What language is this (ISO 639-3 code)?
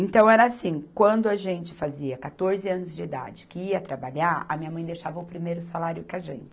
por